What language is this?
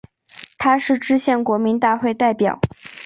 Chinese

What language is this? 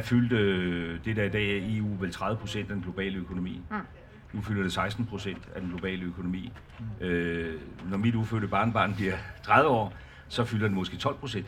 Danish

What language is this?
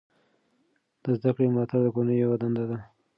Pashto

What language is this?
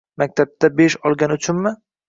Uzbek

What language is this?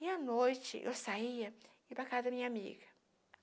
Portuguese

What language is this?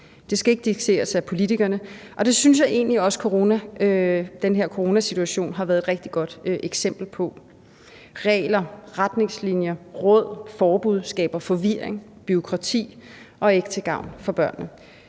Danish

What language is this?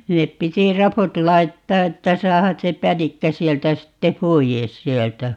Finnish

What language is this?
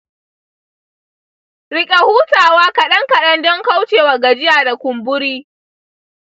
Hausa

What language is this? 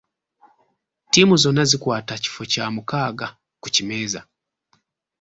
Ganda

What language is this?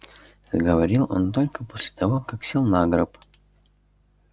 Russian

